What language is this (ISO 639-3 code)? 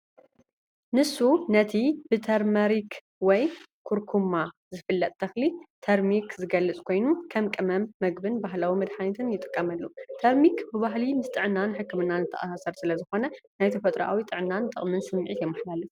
tir